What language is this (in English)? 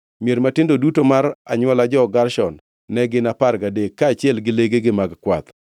Luo (Kenya and Tanzania)